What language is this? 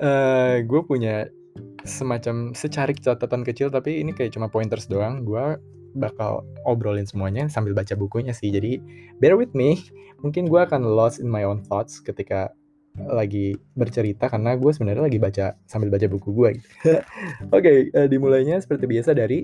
Indonesian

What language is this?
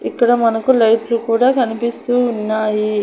Telugu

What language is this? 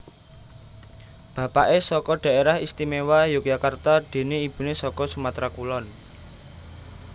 Javanese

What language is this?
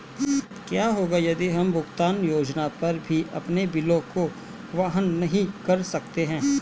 Hindi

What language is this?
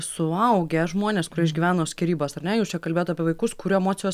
Lithuanian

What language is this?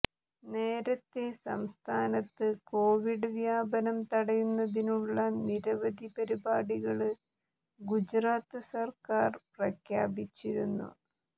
Malayalam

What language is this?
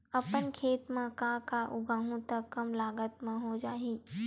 Chhattisgarhi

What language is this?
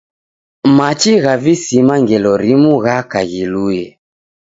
Taita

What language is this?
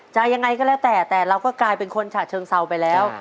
Thai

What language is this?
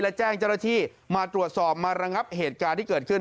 Thai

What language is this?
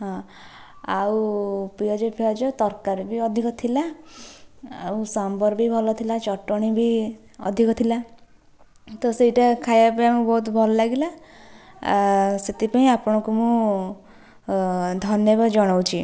Odia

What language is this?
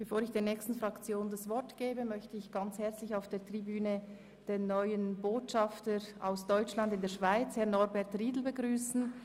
Swiss German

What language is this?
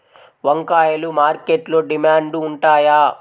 Telugu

